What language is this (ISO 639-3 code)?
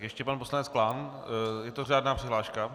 ces